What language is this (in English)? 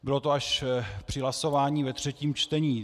Czech